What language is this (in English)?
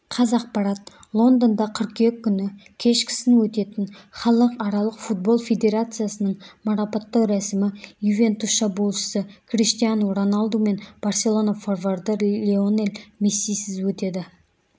Kazakh